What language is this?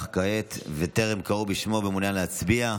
Hebrew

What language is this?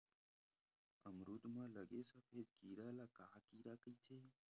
Chhattisgarhi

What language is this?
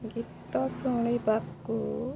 Odia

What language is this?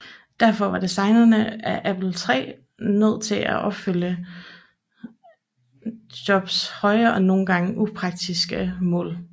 Danish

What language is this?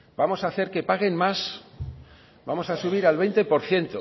Spanish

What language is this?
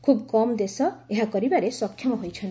Odia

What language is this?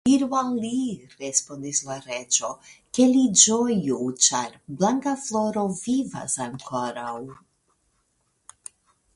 Esperanto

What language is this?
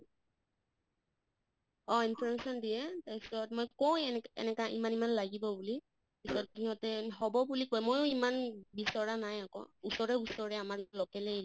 Assamese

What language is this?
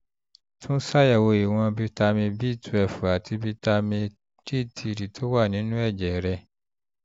Yoruba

